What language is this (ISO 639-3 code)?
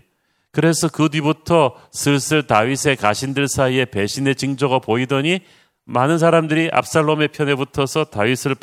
kor